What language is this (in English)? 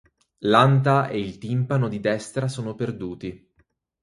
Italian